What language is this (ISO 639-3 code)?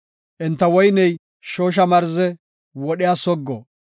gof